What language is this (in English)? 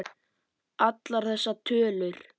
Icelandic